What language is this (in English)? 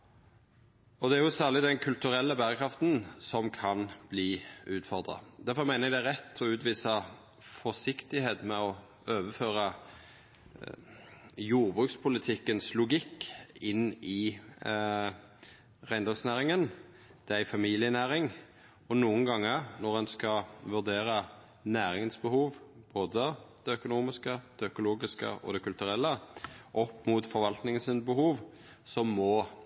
Norwegian Nynorsk